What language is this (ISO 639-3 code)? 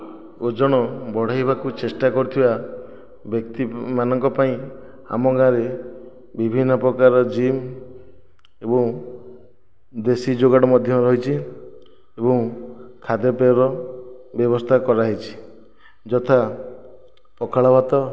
ori